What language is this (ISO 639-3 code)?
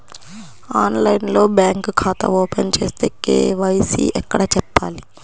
tel